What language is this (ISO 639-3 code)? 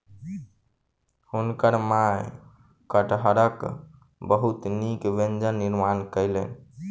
mai